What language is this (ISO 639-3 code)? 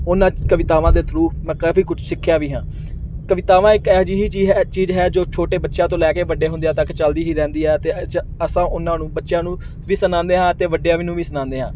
pan